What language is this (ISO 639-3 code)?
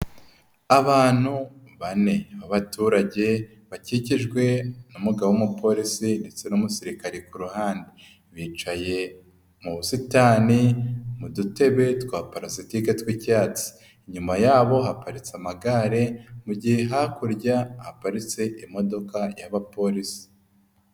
kin